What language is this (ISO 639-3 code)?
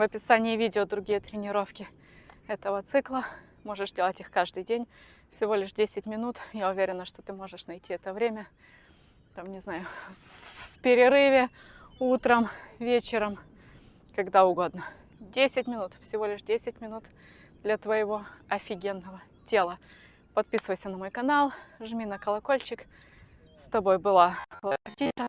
rus